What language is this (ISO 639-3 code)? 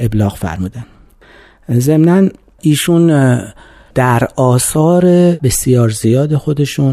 fas